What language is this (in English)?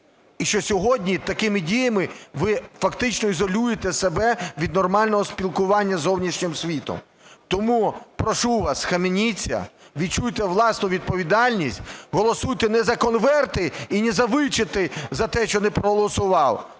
Ukrainian